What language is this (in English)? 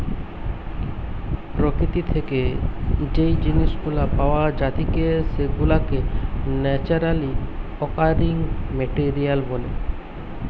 Bangla